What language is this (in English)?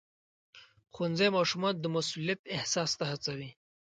Pashto